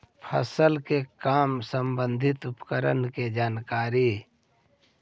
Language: Magahi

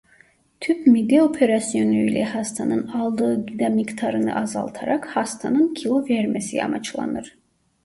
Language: Turkish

